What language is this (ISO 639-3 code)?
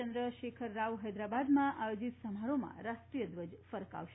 guj